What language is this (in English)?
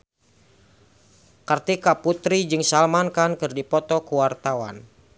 Sundanese